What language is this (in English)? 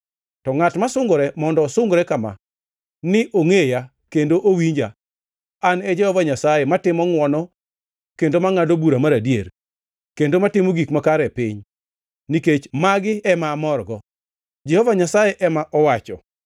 Luo (Kenya and Tanzania)